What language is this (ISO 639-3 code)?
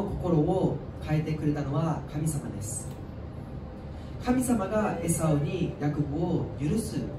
jpn